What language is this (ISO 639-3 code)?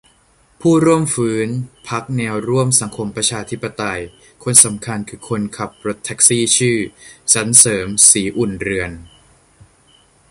tha